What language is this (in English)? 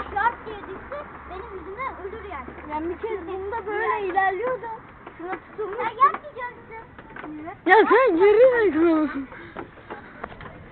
Turkish